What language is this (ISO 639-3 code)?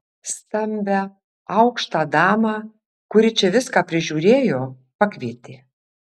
lit